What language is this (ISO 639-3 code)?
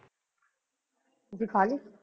pan